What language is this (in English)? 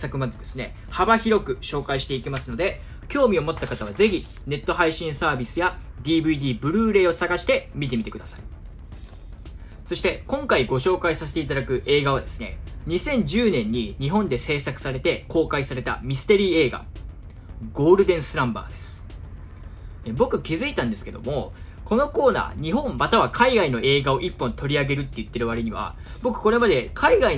Japanese